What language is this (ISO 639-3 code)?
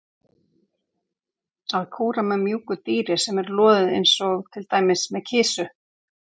isl